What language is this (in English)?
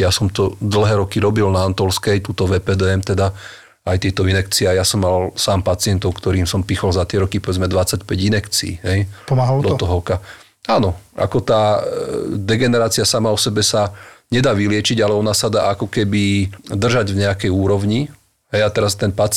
Slovak